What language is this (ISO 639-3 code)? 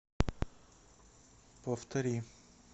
rus